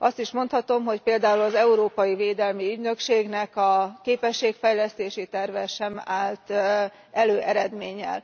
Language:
Hungarian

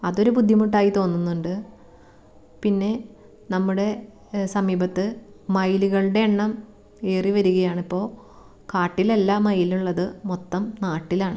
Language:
Malayalam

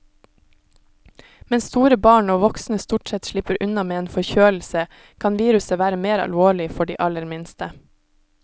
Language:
Norwegian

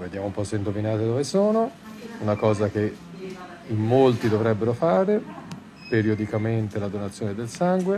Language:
Italian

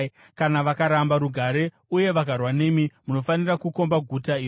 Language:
Shona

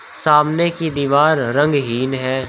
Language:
Hindi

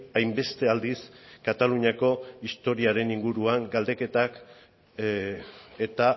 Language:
Basque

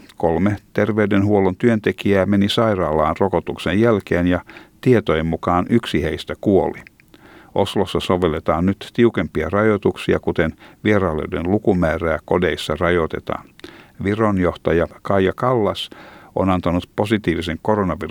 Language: Finnish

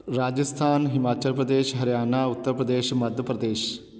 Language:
Punjabi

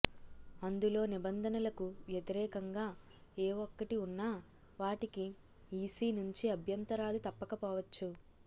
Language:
Telugu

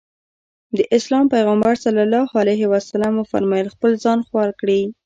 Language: Pashto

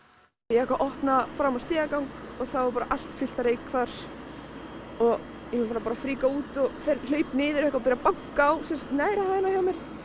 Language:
Icelandic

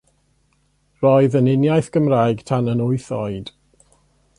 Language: Welsh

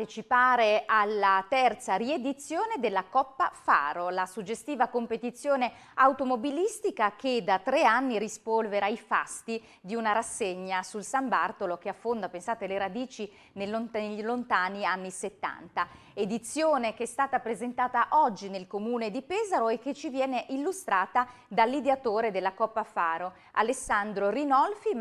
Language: Italian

